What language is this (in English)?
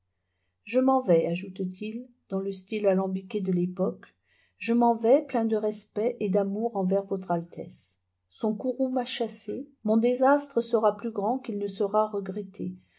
French